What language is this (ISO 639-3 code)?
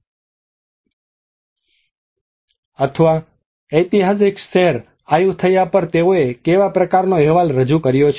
guj